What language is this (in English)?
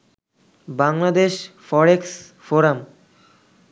Bangla